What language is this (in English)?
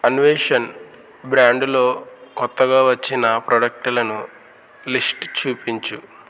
Telugu